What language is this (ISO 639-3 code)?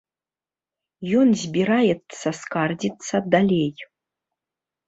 bel